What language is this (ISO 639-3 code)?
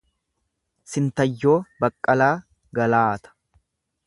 orm